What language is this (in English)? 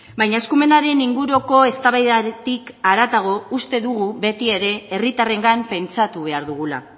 Basque